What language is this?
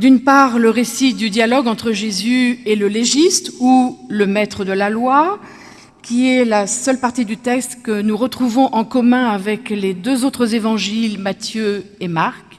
French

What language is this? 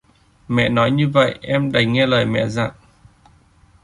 Vietnamese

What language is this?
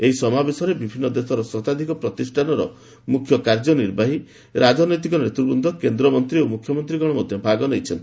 Odia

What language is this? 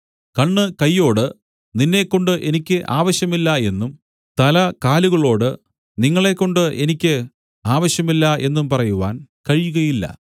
Malayalam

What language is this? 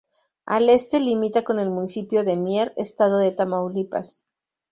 Spanish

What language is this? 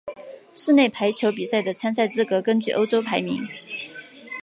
Chinese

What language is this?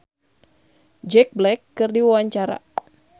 Sundanese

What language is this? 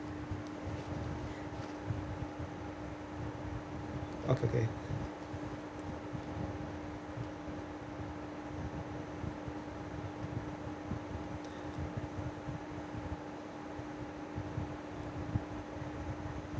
English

